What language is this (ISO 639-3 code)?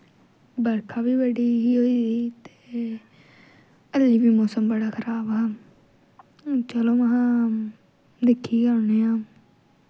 doi